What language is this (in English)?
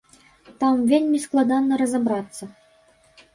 Belarusian